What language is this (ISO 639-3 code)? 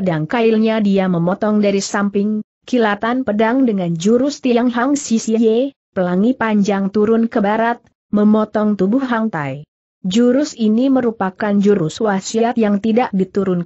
ind